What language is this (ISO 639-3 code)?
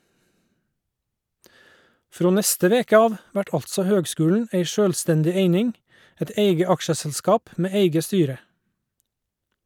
nor